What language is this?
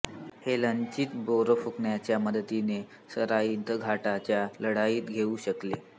Marathi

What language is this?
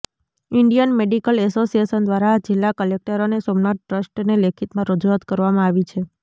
Gujarati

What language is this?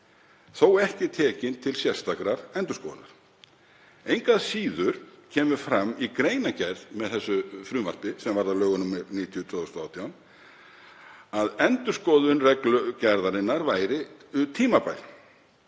Icelandic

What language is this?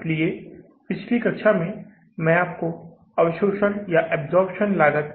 Hindi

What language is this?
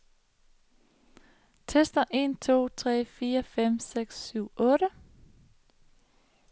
Danish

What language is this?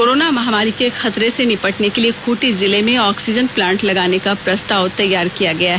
Hindi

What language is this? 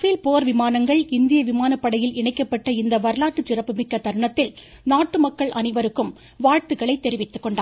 Tamil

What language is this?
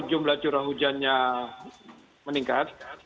Indonesian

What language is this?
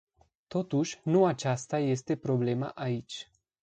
Romanian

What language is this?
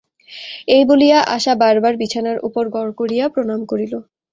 Bangla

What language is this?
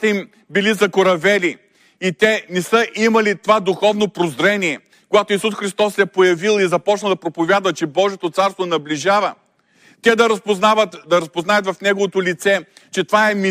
Bulgarian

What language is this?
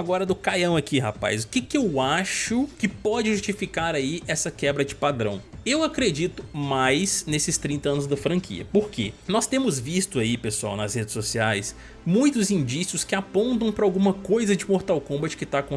Portuguese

